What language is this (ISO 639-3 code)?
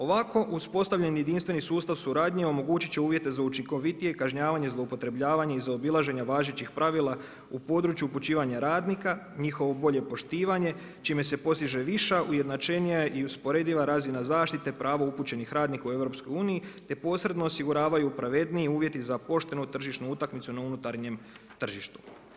hrv